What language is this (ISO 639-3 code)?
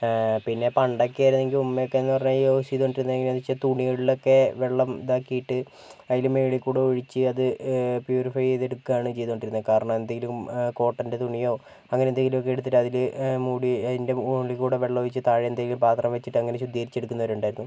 mal